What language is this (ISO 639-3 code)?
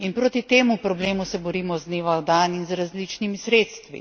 slv